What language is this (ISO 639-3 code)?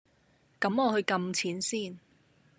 yue